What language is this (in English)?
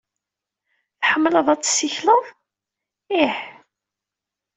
Kabyle